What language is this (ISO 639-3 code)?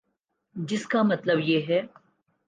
urd